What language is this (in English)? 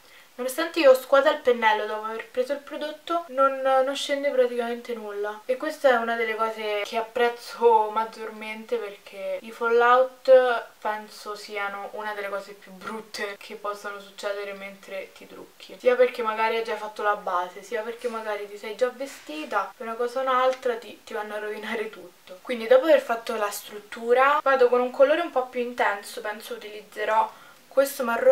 Italian